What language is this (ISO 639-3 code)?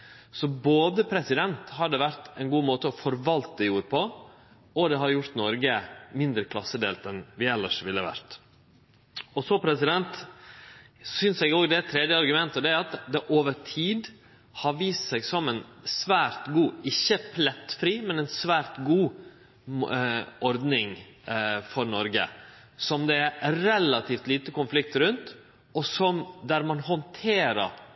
nno